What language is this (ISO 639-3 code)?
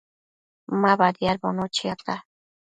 mcf